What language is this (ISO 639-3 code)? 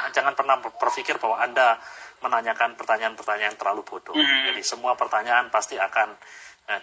ind